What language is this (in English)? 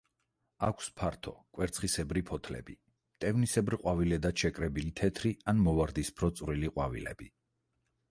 Georgian